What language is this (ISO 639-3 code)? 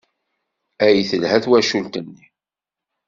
kab